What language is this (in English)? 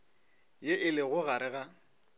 Northern Sotho